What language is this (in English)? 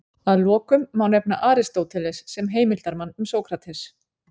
Icelandic